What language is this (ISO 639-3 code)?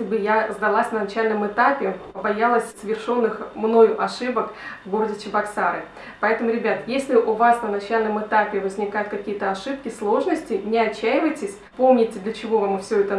rus